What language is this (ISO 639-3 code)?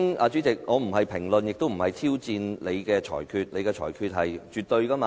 yue